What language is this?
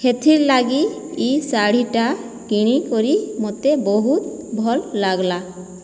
Odia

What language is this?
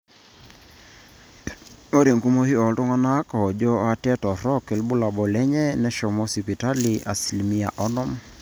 Masai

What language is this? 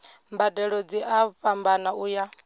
Venda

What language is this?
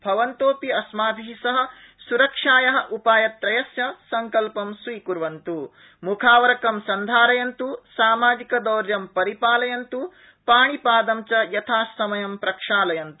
Sanskrit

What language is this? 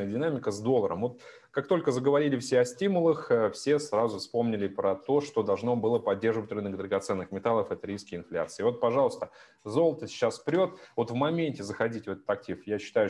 Russian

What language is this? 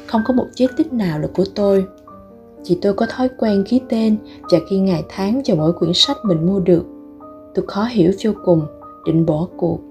Vietnamese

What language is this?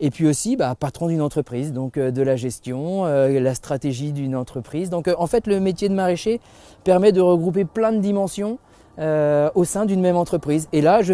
French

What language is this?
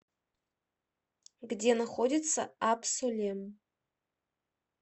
Russian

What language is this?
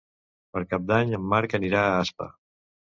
Catalan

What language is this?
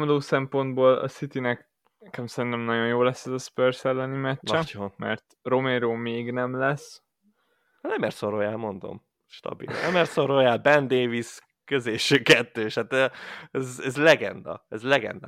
Hungarian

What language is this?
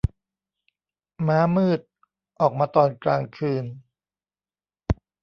Thai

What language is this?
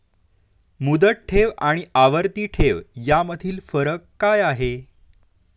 Marathi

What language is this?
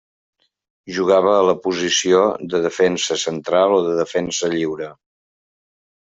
Catalan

